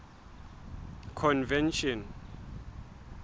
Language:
Southern Sotho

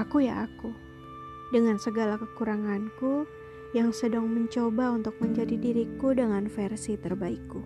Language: Indonesian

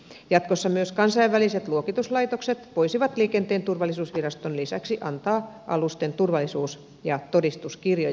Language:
Finnish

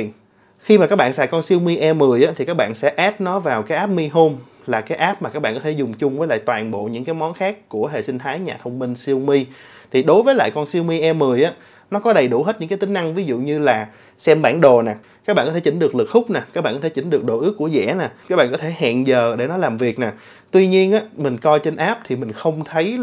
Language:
Vietnamese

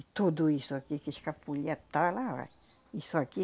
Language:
Portuguese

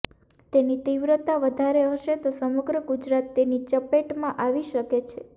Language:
Gujarati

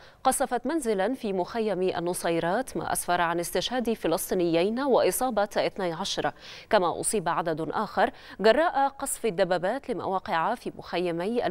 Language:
Arabic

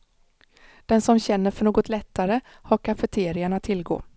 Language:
Swedish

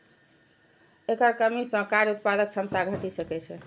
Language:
Maithili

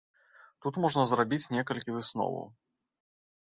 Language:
Belarusian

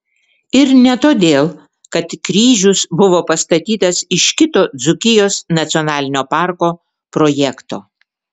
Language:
Lithuanian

